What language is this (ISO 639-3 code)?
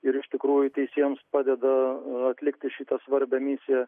lit